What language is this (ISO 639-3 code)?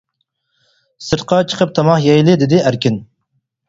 uig